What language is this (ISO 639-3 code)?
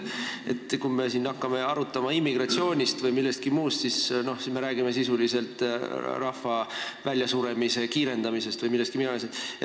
est